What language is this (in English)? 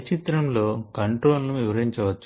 Telugu